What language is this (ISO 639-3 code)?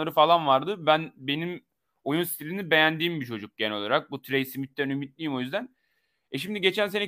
tur